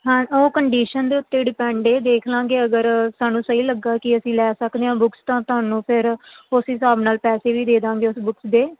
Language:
Punjabi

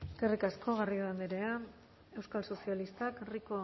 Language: Basque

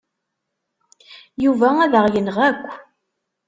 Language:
Kabyle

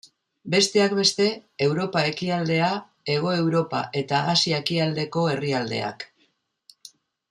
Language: Basque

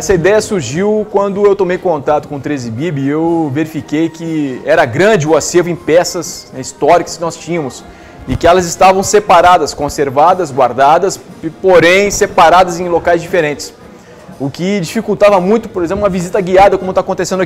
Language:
Portuguese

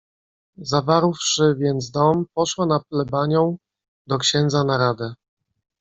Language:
Polish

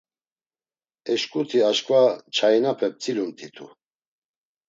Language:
Laz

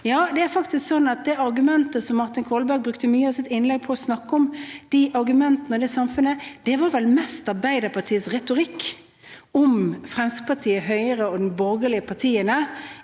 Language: Norwegian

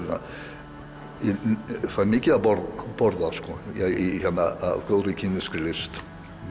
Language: Icelandic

